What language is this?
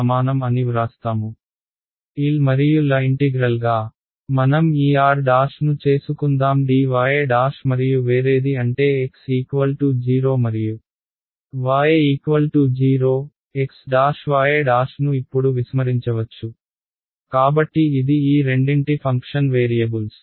Telugu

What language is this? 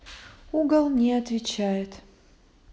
Russian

